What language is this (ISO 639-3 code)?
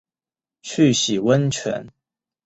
zho